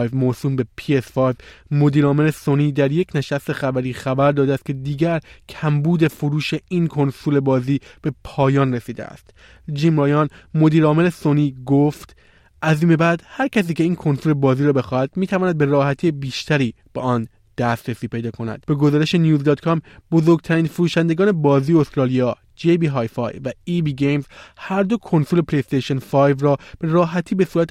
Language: Persian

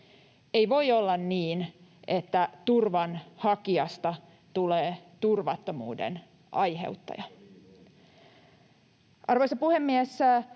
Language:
Finnish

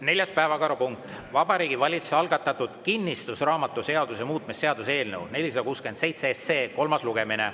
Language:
Estonian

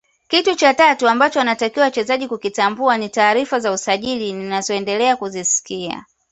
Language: Swahili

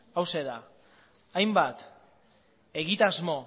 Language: Basque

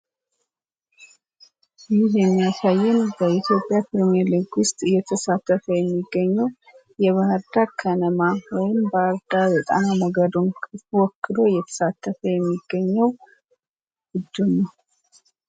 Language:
Amharic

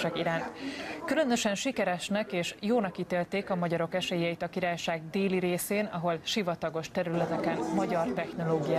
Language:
Hungarian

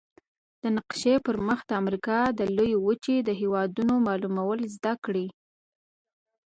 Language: Pashto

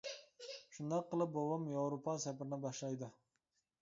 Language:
Uyghur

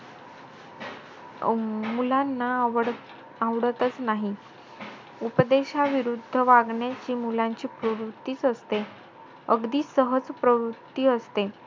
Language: Marathi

